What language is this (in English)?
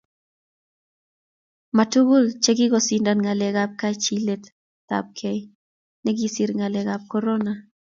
Kalenjin